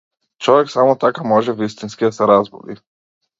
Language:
Macedonian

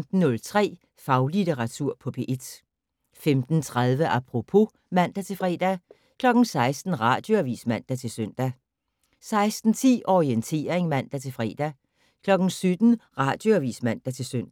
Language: Danish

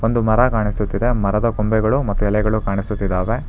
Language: Kannada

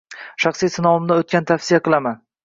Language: Uzbek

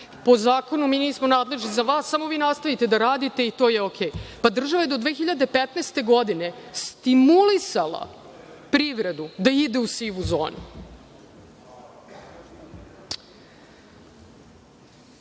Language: Serbian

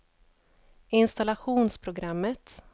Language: Swedish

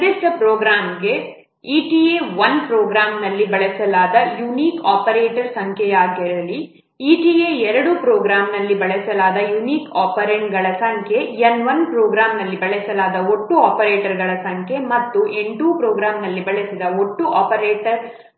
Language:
Kannada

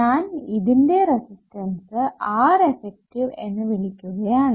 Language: Malayalam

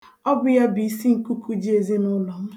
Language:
Igbo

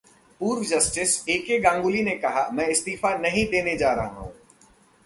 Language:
Hindi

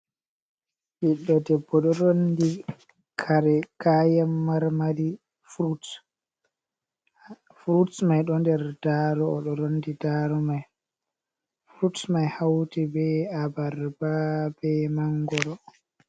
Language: Fula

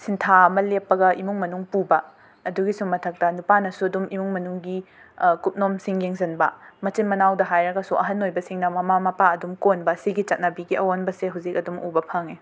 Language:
Manipuri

